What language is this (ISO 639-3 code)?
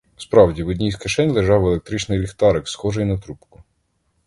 ukr